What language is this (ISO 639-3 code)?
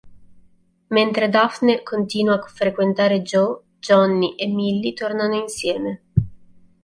ita